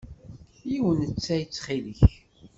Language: Kabyle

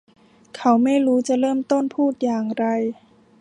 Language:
Thai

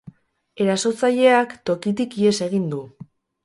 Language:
Basque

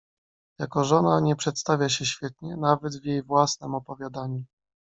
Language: Polish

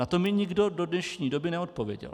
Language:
Czech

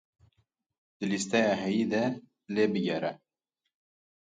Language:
Kurdish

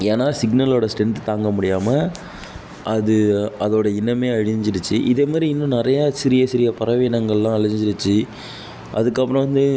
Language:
Tamil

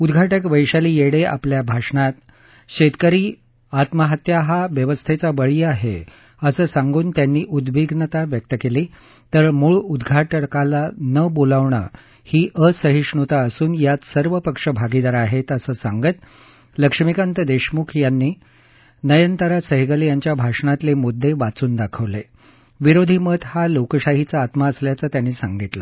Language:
Marathi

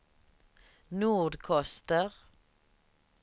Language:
Swedish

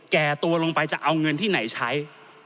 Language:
Thai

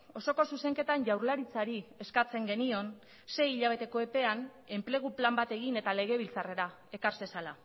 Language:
Basque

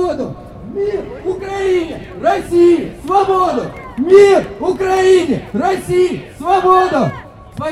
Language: Russian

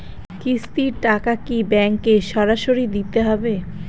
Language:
Bangla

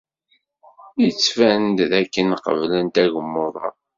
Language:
Kabyle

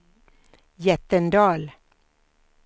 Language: Swedish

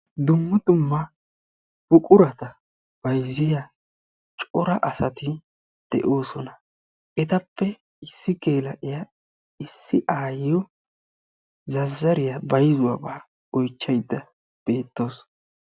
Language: Wolaytta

